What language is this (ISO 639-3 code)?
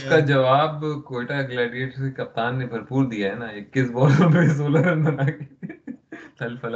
urd